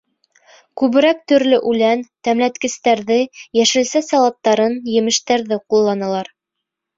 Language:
Bashkir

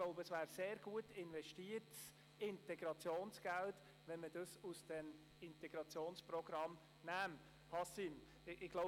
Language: Swiss German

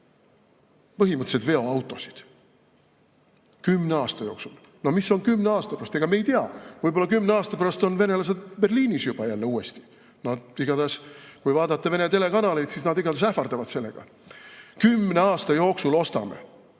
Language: Estonian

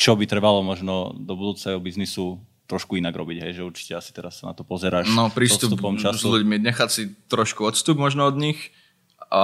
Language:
Slovak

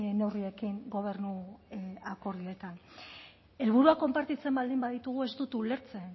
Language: Basque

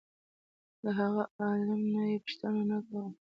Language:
Pashto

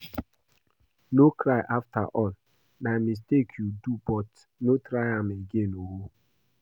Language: Nigerian Pidgin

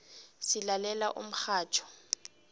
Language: South Ndebele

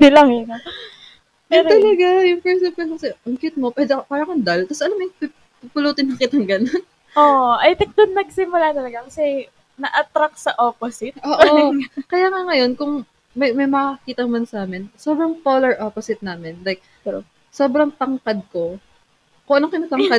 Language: Filipino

